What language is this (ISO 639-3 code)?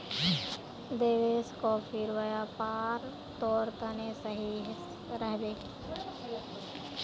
mag